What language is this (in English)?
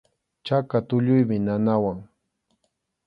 Arequipa-La Unión Quechua